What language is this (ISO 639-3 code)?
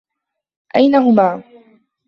ara